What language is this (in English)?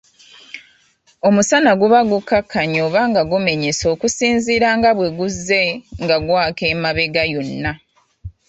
Ganda